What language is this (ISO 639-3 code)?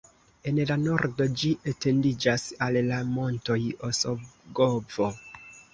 epo